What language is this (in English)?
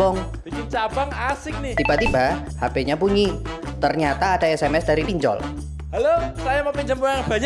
Indonesian